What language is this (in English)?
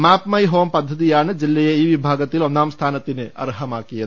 Malayalam